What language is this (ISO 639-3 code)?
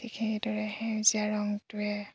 asm